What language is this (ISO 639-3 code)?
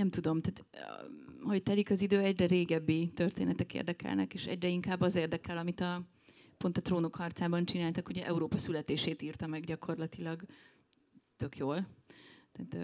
hun